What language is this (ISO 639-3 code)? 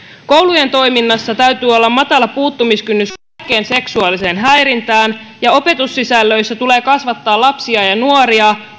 fin